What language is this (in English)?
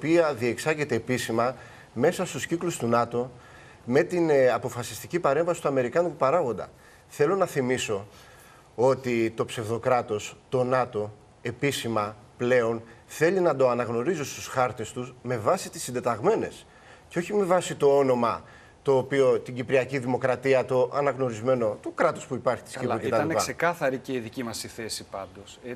Greek